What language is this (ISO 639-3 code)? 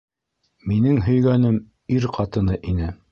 bak